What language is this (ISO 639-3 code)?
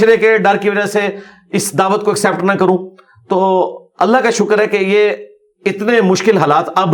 urd